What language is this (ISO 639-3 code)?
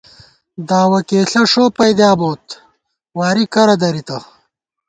gwt